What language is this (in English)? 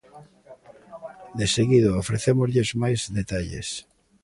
Galician